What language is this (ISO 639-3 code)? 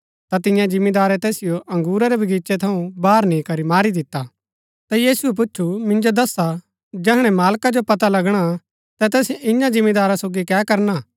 gbk